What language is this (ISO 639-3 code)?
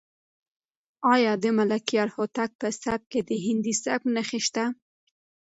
pus